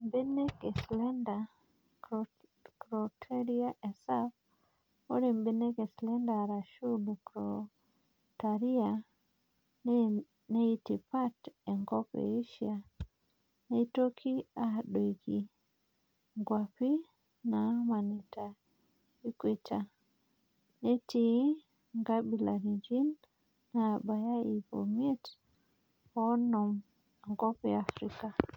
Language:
Masai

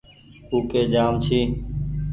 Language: Goaria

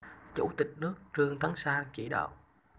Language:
Vietnamese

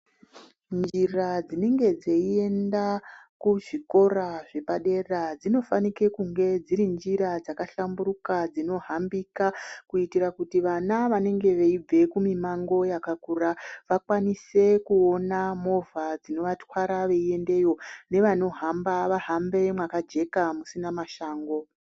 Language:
Ndau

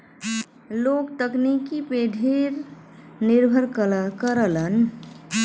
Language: Bhojpuri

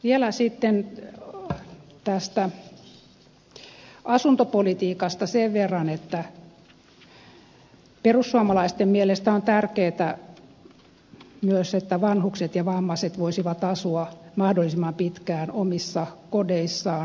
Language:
Finnish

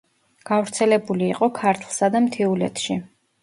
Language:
Georgian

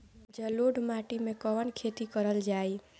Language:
Bhojpuri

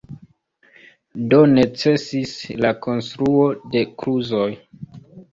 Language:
Esperanto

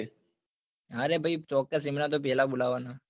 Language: Gujarati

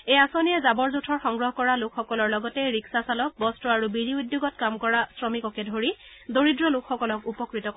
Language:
Assamese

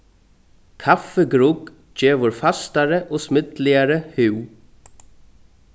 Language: Faroese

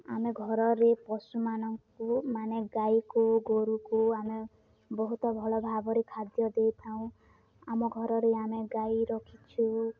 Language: Odia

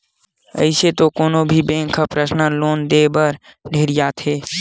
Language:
Chhattisgarhi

